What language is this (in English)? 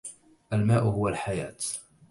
Arabic